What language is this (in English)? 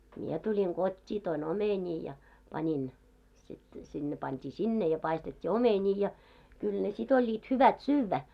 Finnish